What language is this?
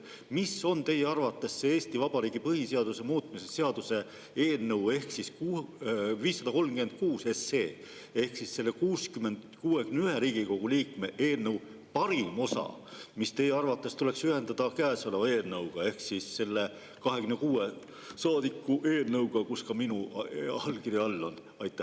Estonian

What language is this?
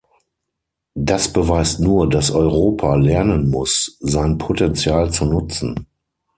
German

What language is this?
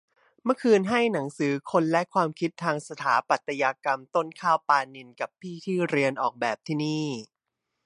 Thai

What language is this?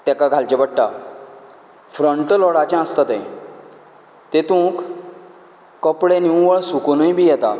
Konkani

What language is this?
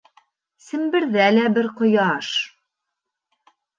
Bashkir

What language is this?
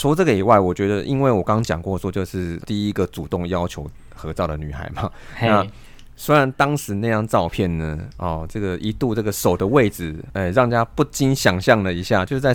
Chinese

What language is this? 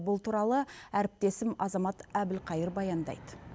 Kazakh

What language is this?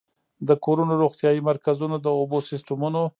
Pashto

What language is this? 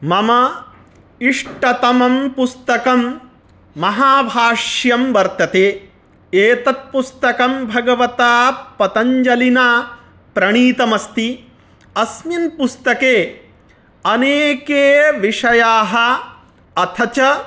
Sanskrit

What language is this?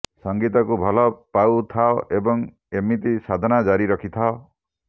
Odia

